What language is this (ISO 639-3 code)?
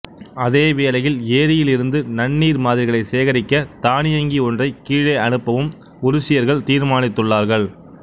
tam